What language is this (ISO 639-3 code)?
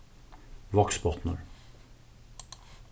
fao